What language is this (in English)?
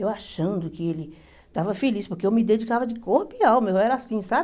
Portuguese